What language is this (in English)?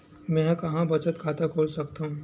Chhattisgarhi